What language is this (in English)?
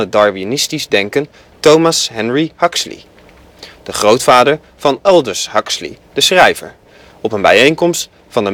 Dutch